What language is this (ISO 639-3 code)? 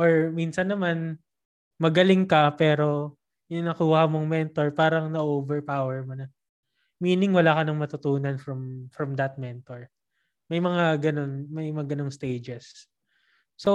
fil